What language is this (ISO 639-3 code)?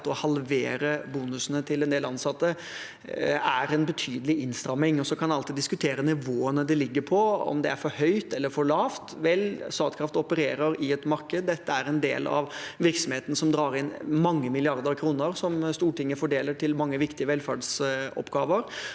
nor